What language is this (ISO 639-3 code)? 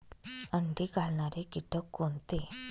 mar